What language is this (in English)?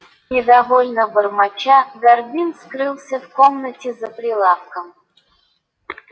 Russian